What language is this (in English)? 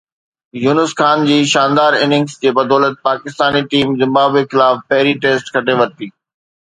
Sindhi